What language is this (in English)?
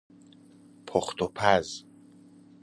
Persian